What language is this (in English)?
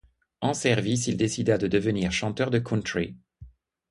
French